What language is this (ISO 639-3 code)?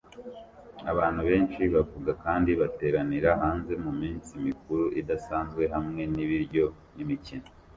kin